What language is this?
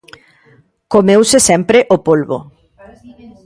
Galician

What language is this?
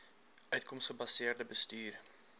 Afrikaans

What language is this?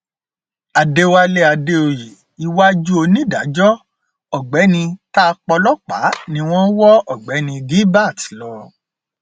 Yoruba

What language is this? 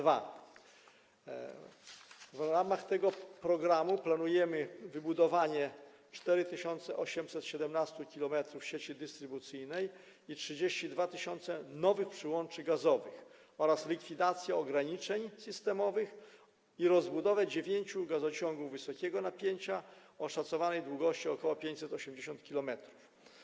Polish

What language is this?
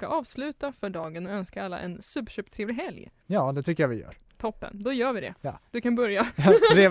Swedish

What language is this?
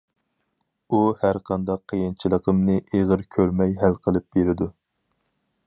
Uyghur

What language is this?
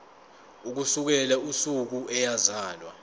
Zulu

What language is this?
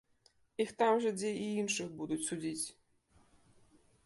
Belarusian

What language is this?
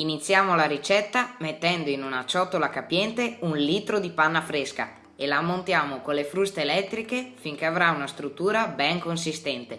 Italian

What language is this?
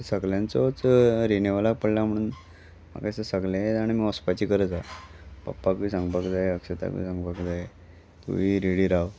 Konkani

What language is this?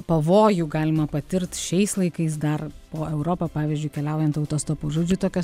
Lithuanian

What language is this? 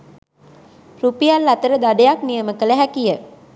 Sinhala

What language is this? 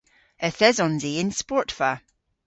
Cornish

